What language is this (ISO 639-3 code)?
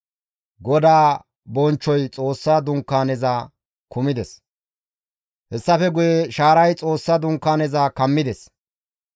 gmv